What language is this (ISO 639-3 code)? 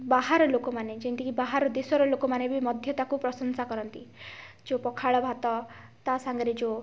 ori